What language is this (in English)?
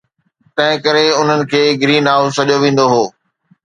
Sindhi